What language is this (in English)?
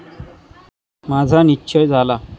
Marathi